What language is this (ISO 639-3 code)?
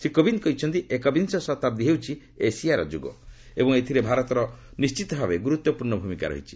ori